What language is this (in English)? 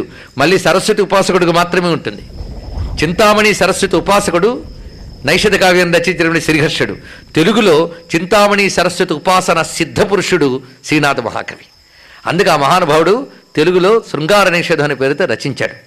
Telugu